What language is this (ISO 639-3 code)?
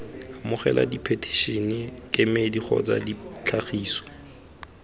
tsn